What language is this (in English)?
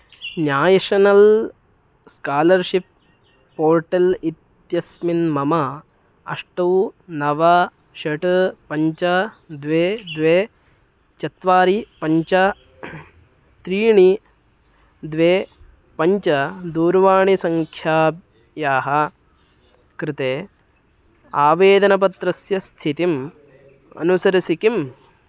Sanskrit